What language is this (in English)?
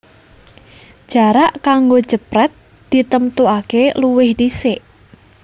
Javanese